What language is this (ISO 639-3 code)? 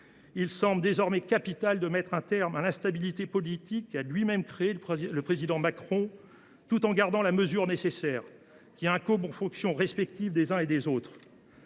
fra